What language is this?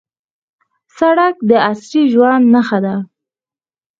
Pashto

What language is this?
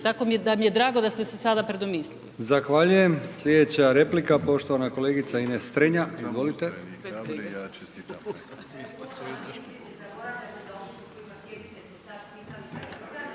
Croatian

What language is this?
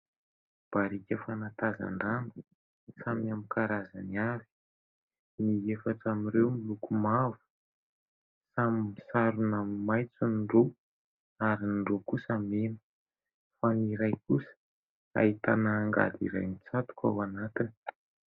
Malagasy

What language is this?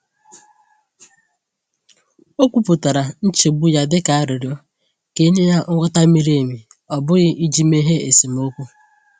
Igbo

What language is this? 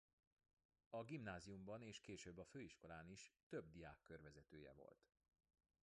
Hungarian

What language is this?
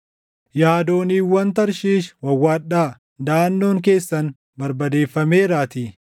Oromo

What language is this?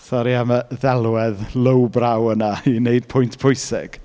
Welsh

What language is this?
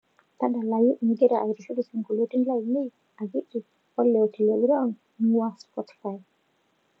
Masai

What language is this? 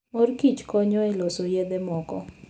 Luo (Kenya and Tanzania)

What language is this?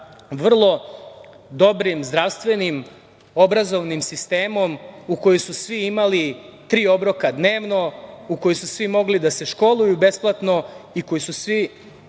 Serbian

